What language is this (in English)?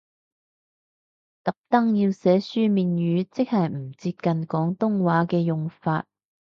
Cantonese